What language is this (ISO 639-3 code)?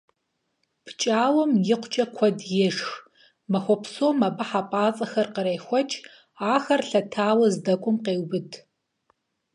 kbd